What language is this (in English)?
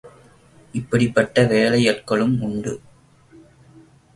Tamil